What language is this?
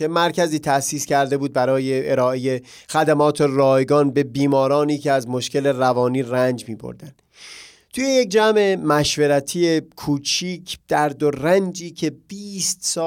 Persian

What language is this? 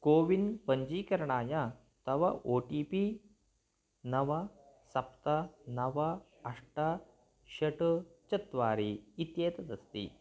Sanskrit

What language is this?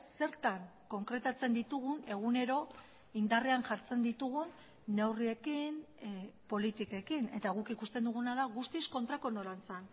Basque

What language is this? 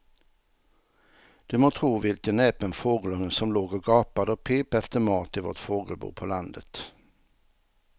Swedish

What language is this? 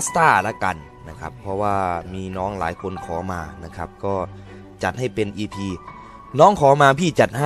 Thai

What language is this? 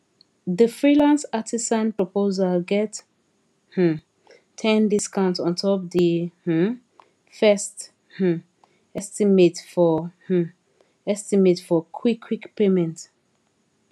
Nigerian Pidgin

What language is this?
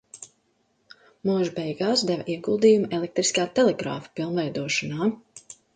Latvian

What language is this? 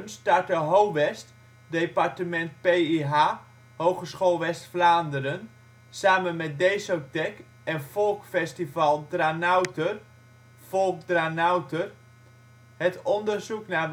Dutch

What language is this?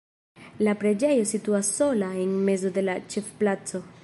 Esperanto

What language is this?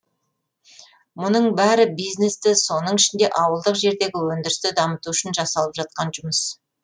Kazakh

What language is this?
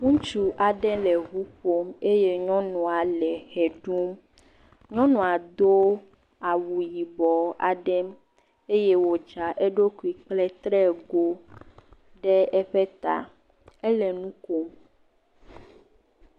Ewe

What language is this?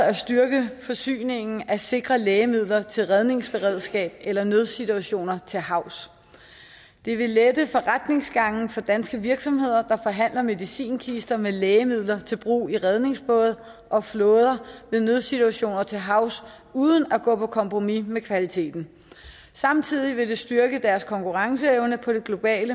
Danish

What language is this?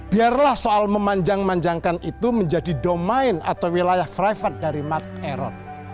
Indonesian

